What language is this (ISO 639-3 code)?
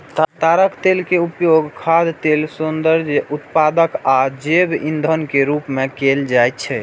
mai